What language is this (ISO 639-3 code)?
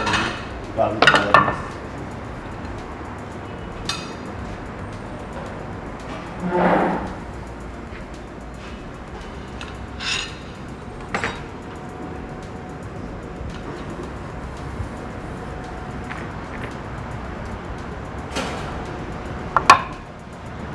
tur